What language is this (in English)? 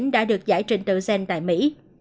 Vietnamese